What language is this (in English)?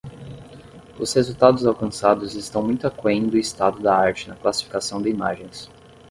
Portuguese